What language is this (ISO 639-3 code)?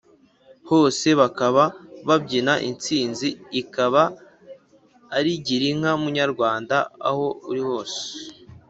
kin